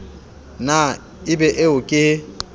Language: Southern Sotho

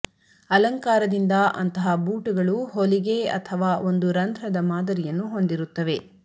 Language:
Kannada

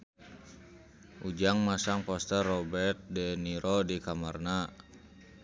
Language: Sundanese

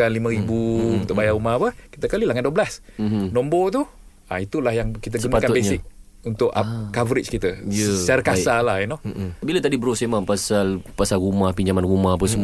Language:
Malay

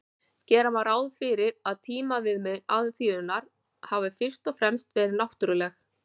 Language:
Icelandic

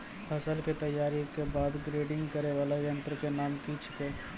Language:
Maithili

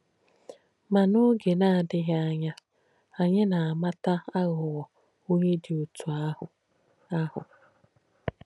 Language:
Igbo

